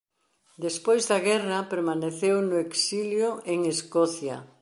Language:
Galician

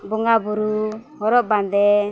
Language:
Santali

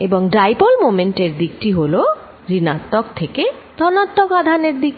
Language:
Bangla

